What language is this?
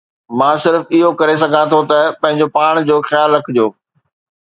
Sindhi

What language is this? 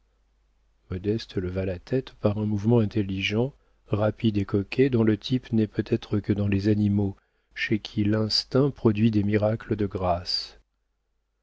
French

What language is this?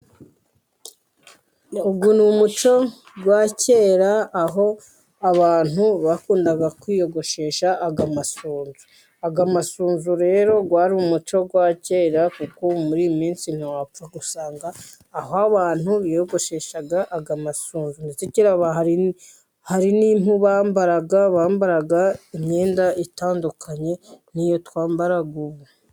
Kinyarwanda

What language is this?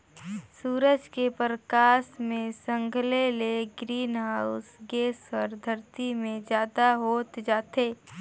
Chhattisgarhi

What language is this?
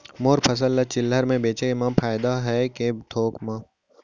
Chhattisgarhi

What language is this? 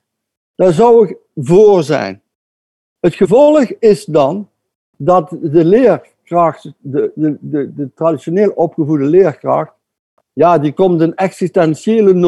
Dutch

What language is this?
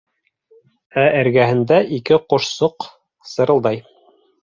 Bashkir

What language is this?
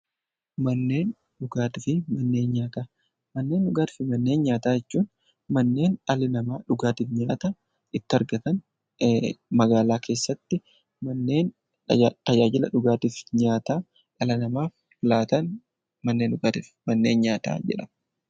Oromo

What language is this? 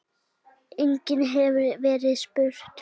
Icelandic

